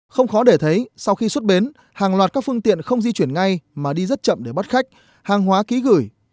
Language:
Vietnamese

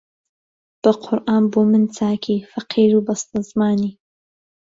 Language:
Central Kurdish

